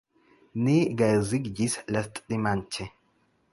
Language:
Esperanto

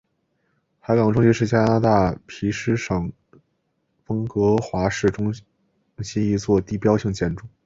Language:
Chinese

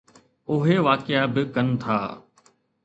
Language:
Sindhi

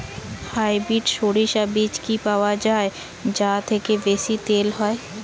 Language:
Bangla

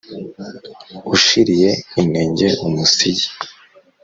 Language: Kinyarwanda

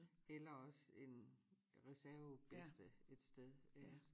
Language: Danish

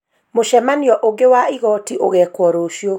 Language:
Kikuyu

